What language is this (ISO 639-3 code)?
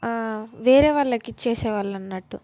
tel